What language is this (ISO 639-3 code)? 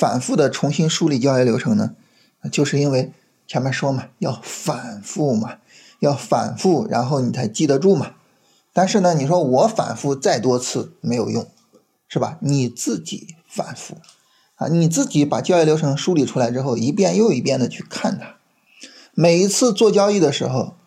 zho